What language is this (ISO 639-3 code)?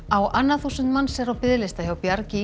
isl